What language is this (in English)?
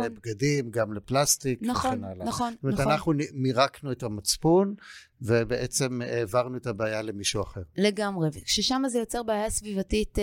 Hebrew